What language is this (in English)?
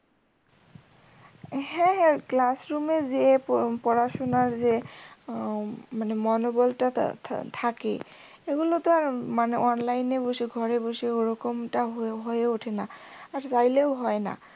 Bangla